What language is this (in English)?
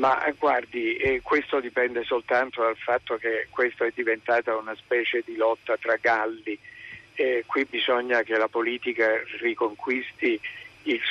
Italian